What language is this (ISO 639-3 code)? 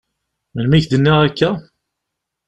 kab